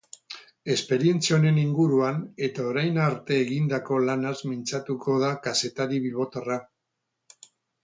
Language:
Basque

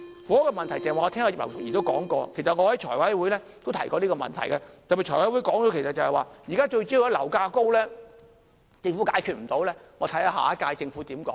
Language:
Cantonese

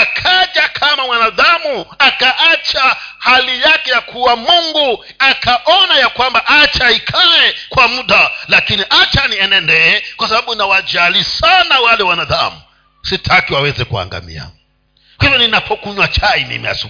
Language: Swahili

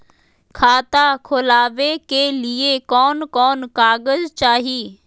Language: Magahi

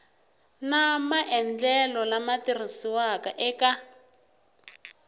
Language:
Tsonga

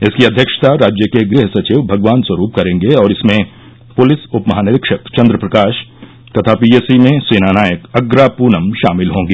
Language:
Hindi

